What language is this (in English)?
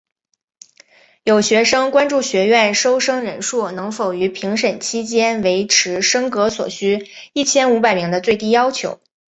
Chinese